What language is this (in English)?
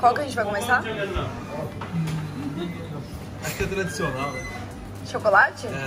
Portuguese